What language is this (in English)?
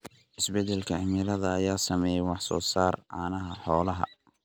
Somali